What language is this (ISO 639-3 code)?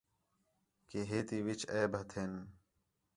xhe